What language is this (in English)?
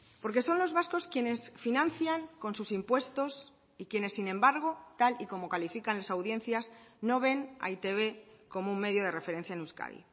Spanish